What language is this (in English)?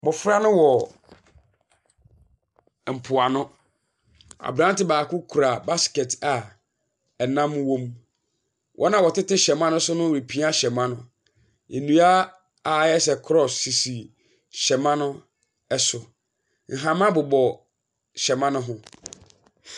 Akan